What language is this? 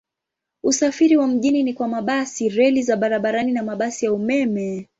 Swahili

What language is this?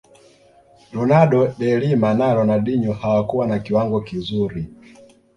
Swahili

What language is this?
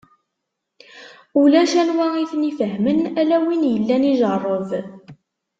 Kabyle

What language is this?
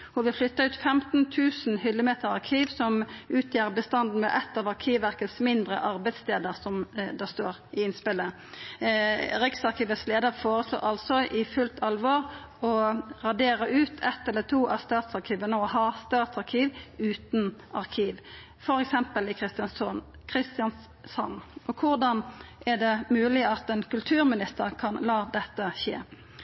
Norwegian Nynorsk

